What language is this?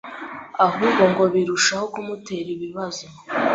Kinyarwanda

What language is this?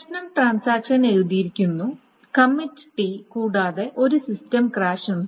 Malayalam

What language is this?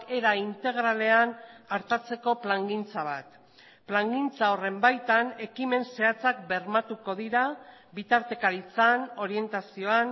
Basque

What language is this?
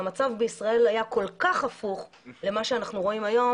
Hebrew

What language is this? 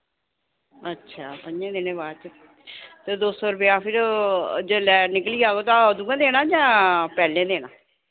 Dogri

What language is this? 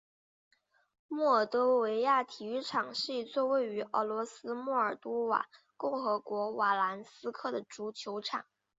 Chinese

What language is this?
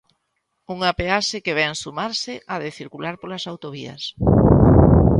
Galician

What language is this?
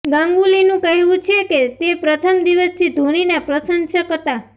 Gujarati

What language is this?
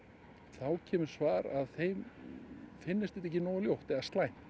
Icelandic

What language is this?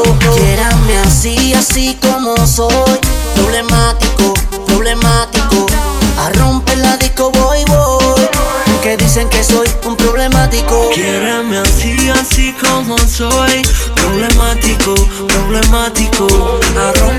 Japanese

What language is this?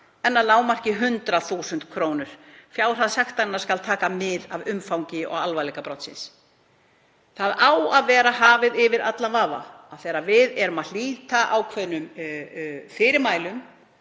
Icelandic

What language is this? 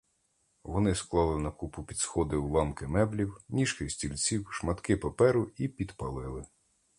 Ukrainian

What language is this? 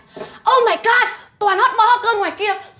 Vietnamese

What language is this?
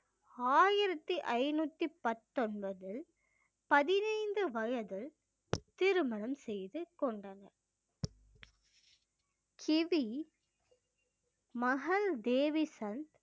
Tamil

